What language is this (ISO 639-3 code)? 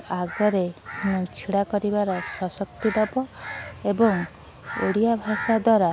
ori